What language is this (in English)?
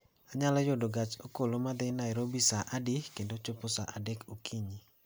Luo (Kenya and Tanzania)